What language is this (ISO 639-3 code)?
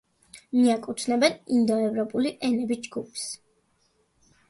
kat